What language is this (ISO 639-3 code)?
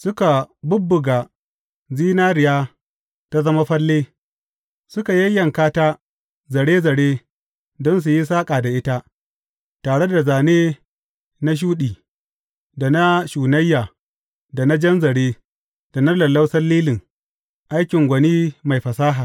hau